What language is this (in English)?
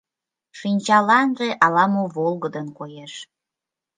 Mari